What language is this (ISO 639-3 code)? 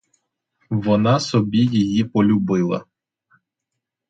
ukr